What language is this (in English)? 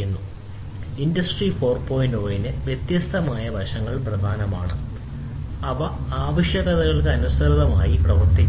Malayalam